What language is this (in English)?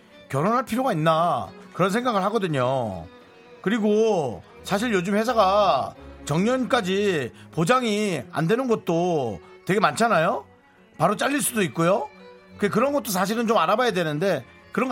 Korean